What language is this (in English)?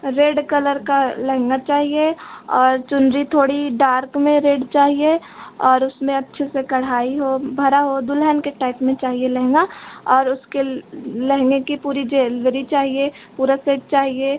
Hindi